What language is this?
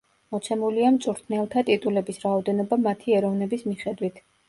Georgian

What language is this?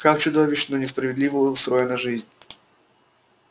Russian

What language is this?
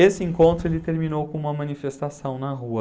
Portuguese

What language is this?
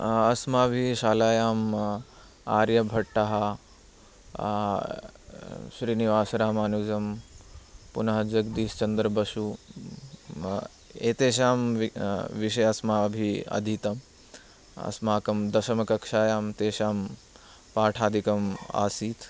Sanskrit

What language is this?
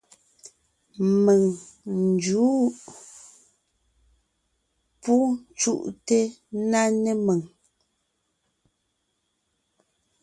Ngiemboon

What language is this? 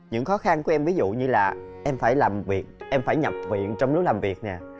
Vietnamese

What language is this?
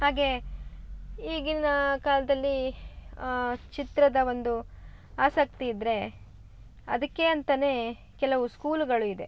Kannada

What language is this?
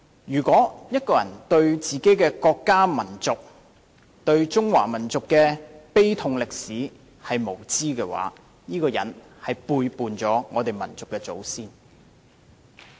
Cantonese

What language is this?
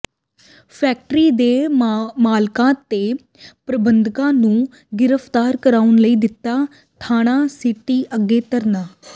Punjabi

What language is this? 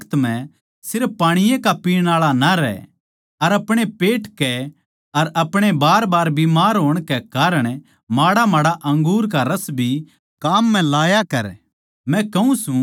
Haryanvi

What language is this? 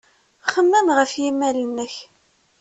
Kabyle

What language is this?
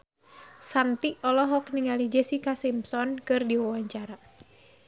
Sundanese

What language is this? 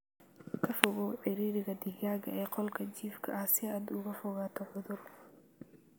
Somali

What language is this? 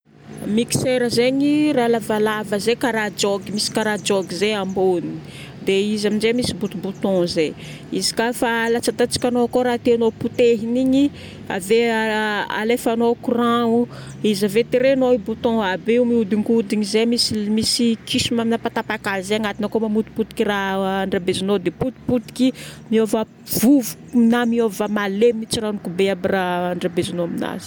Northern Betsimisaraka Malagasy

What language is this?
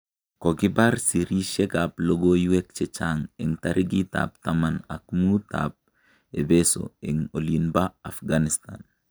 Kalenjin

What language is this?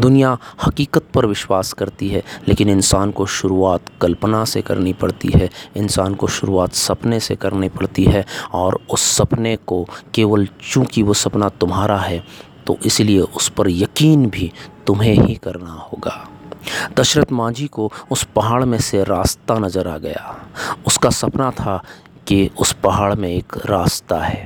Hindi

